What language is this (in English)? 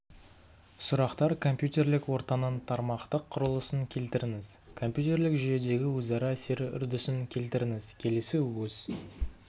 Kazakh